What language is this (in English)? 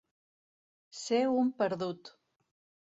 Catalan